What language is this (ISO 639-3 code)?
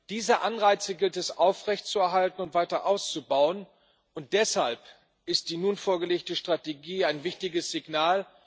deu